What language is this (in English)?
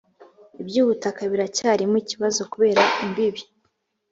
Kinyarwanda